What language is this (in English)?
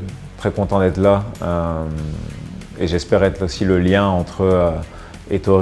French